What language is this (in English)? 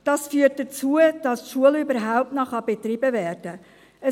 Swiss German